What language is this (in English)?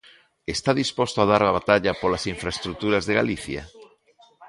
Galician